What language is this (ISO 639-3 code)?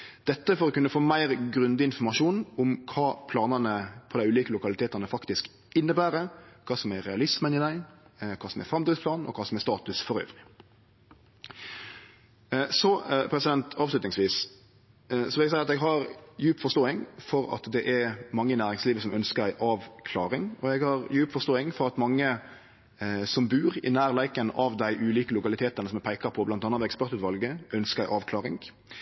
nno